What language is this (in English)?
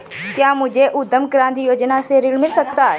Hindi